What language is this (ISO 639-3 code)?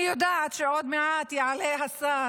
heb